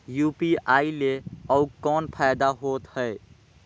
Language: Chhattisgarhi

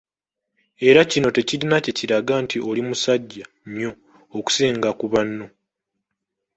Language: Ganda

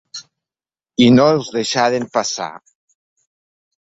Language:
Catalan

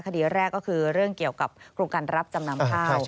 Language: Thai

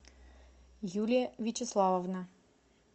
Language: Russian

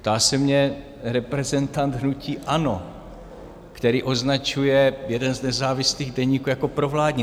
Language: Czech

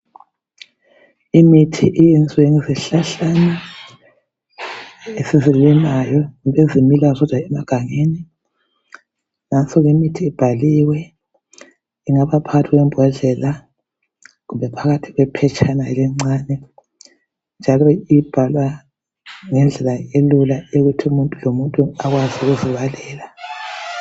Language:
North Ndebele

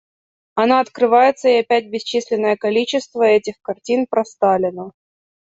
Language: Russian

